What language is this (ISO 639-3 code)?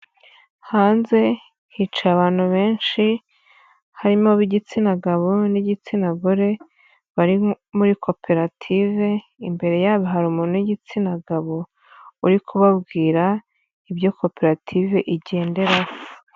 kin